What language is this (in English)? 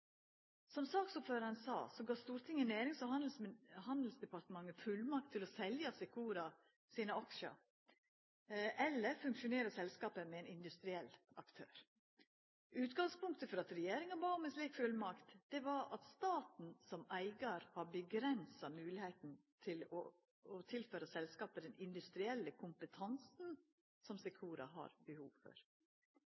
Norwegian Nynorsk